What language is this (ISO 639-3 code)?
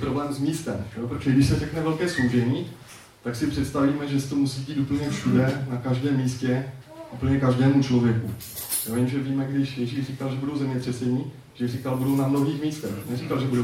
ces